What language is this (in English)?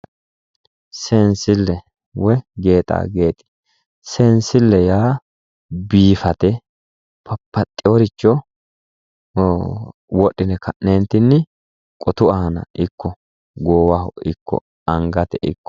Sidamo